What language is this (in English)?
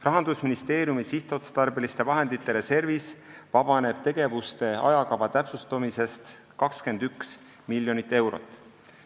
Estonian